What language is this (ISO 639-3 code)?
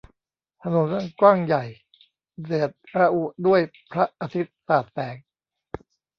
tha